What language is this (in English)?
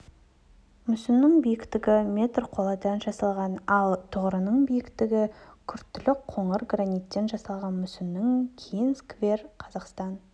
Kazakh